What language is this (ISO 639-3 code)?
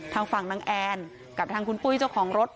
tha